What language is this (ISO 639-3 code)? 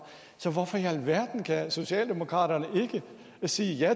dan